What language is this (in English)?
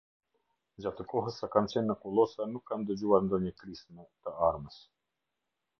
Albanian